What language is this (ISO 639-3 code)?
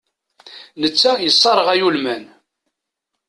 kab